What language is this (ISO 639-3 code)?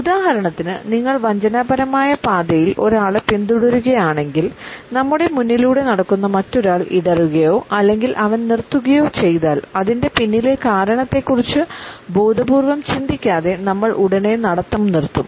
mal